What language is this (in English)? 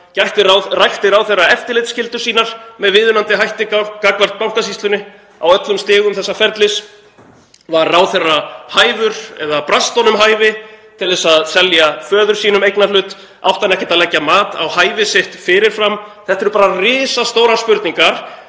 Icelandic